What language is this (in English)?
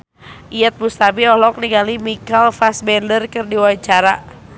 Sundanese